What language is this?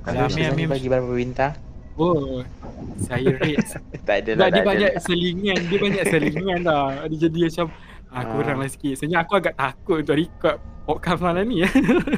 Malay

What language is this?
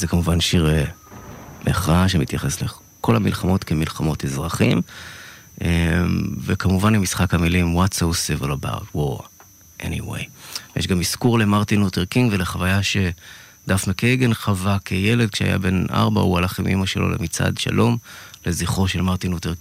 Hebrew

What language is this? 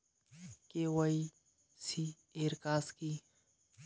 Bangla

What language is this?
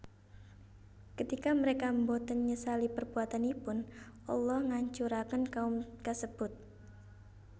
Javanese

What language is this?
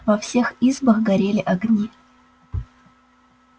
Russian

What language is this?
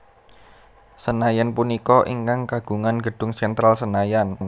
Javanese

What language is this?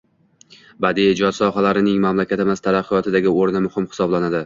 Uzbek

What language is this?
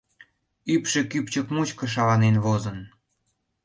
Mari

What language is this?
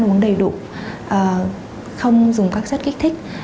Vietnamese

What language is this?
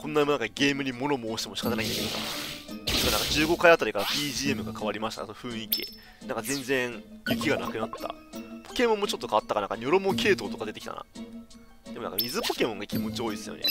Japanese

